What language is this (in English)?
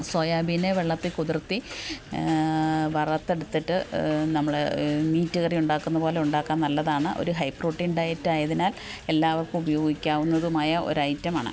Malayalam